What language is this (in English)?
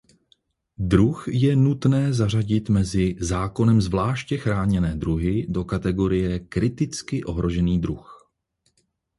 Czech